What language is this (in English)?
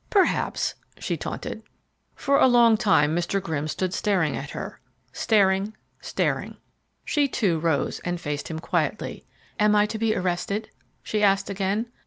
English